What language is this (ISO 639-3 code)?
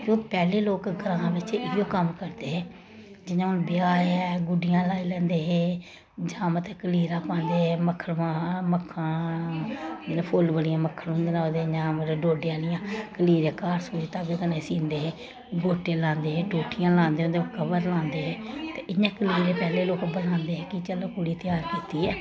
doi